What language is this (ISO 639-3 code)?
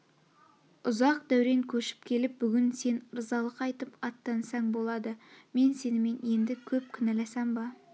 kaz